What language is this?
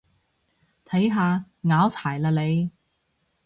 Cantonese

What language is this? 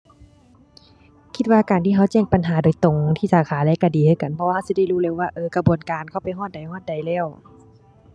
Thai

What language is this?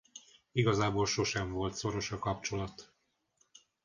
Hungarian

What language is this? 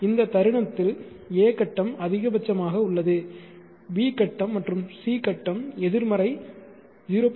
Tamil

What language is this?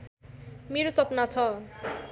Nepali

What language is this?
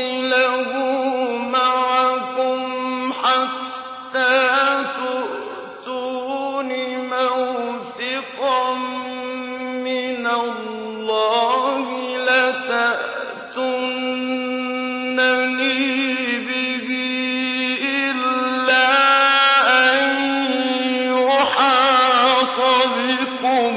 Arabic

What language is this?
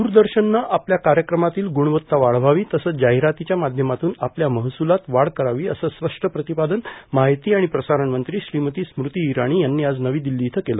Marathi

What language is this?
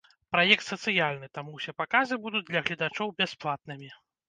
Belarusian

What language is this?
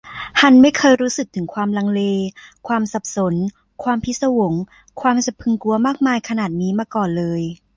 Thai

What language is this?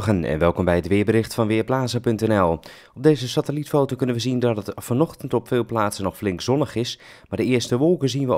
Dutch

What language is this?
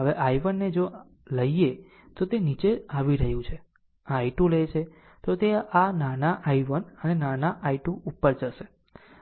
Gujarati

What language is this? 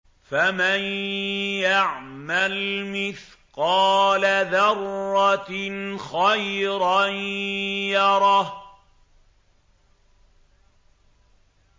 Arabic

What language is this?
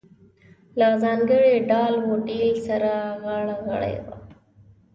Pashto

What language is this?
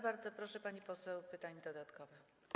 Polish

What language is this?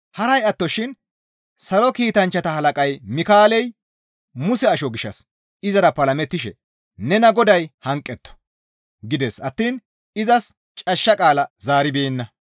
Gamo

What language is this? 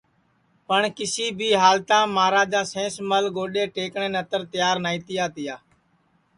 Sansi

